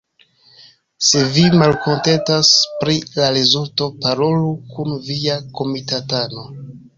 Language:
Esperanto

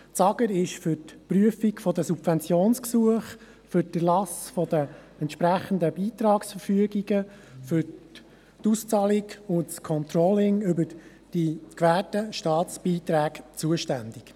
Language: Swiss German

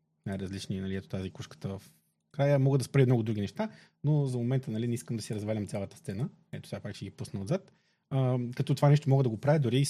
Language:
Bulgarian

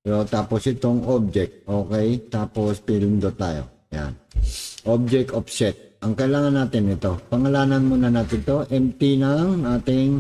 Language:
Filipino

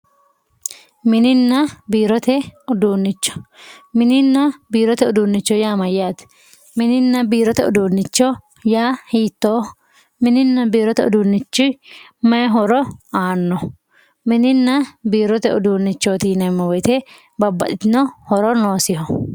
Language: Sidamo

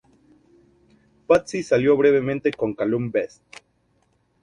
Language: Spanish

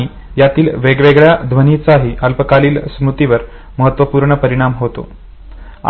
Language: Marathi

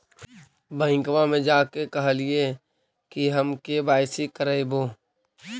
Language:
Magahi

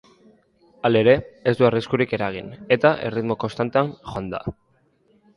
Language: Basque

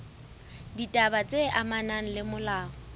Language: Southern Sotho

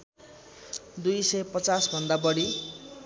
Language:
Nepali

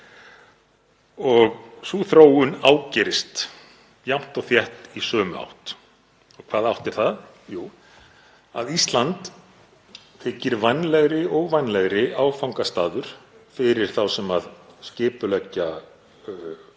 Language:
Icelandic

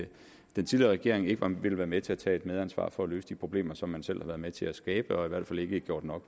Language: Danish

